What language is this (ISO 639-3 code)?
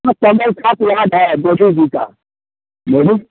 hin